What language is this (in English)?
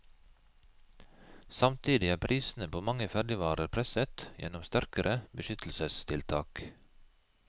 Norwegian